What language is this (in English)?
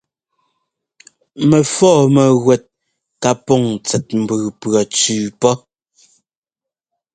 Ngomba